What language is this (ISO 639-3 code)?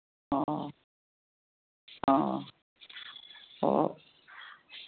mni